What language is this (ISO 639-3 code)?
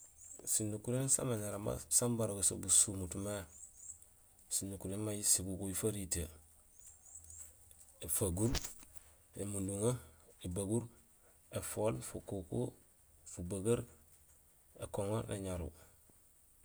gsl